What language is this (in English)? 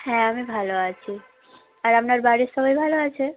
Bangla